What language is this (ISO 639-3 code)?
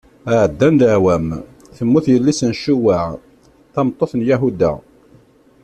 kab